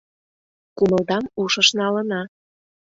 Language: Mari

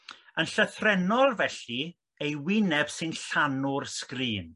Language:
Welsh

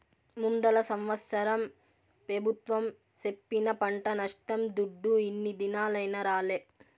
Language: Telugu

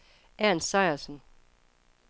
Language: Danish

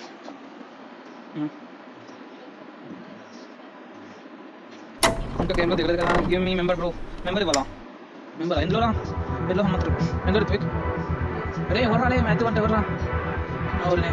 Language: Telugu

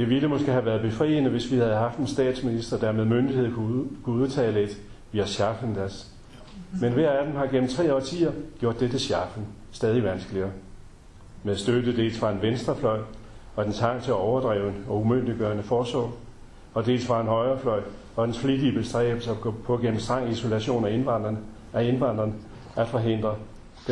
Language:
Danish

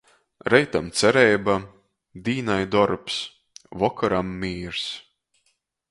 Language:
Latgalian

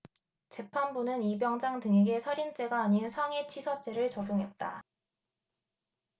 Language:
Korean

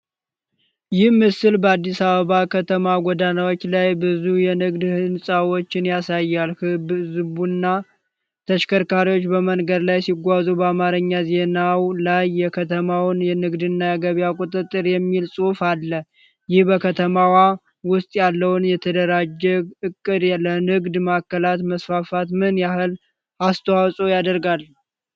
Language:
Amharic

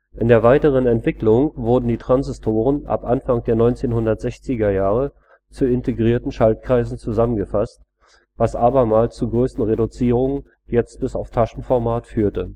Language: German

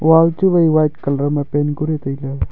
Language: Wancho Naga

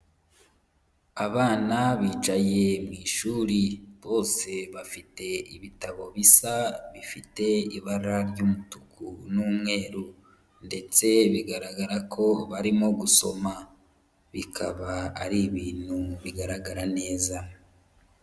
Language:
Kinyarwanda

